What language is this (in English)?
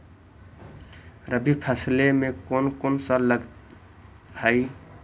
Magahi